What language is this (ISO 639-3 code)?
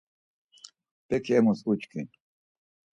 lzz